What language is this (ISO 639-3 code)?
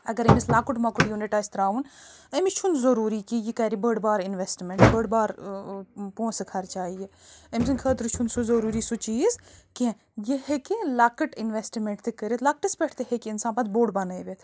kas